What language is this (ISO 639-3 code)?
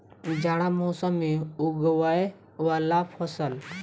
mai